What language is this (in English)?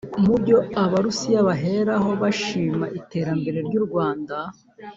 Kinyarwanda